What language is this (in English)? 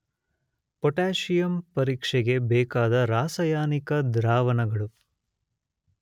Kannada